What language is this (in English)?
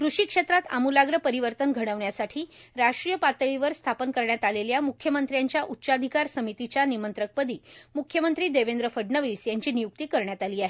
Marathi